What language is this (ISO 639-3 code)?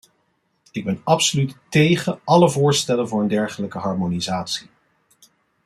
nld